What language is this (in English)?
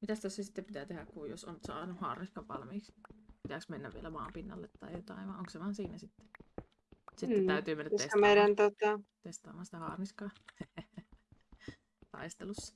Finnish